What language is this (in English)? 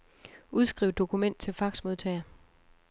Danish